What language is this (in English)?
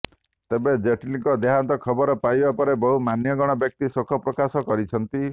Odia